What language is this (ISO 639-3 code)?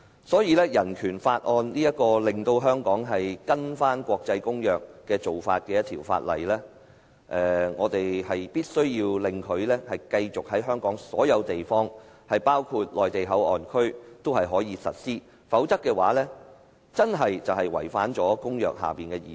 yue